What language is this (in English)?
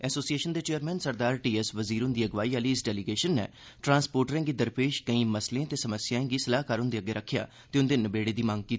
Dogri